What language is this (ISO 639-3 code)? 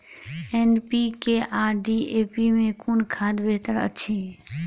mai